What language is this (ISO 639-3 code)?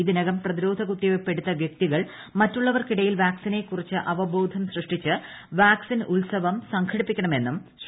mal